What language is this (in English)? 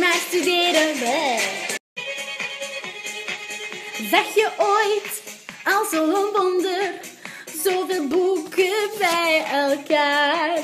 Dutch